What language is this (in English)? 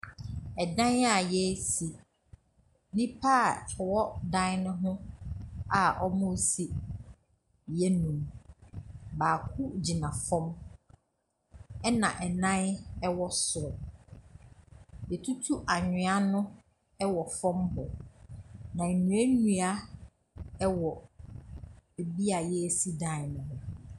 Akan